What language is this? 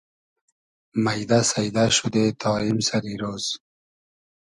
Hazaragi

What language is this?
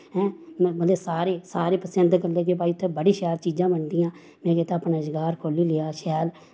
Dogri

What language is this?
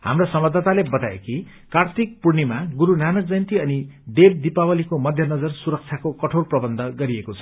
Nepali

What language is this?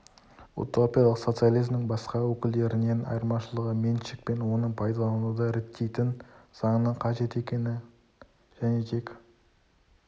Kazakh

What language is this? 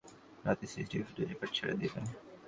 Bangla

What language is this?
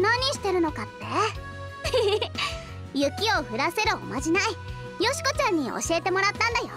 Japanese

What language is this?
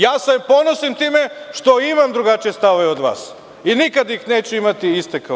Serbian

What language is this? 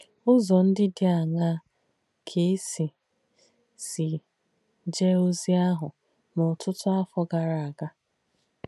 Igbo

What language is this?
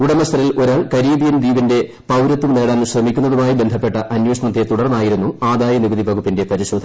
Malayalam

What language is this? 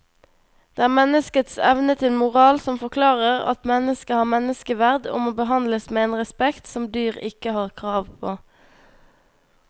Norwegian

